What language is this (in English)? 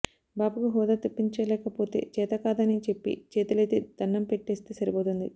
Telugu